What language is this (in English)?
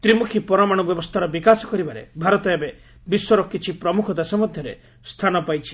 Odia